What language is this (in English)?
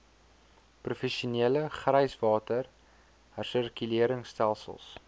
Afrikaans